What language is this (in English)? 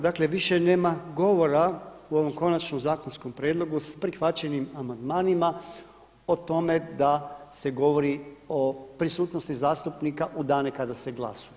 Croatian